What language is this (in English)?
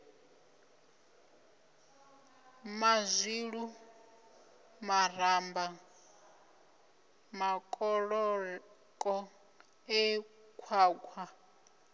Venda